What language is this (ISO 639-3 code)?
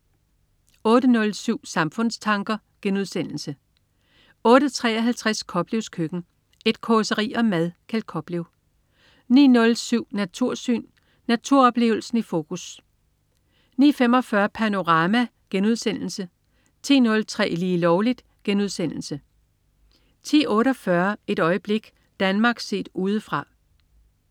dan